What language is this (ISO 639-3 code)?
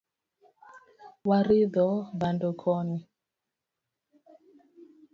luo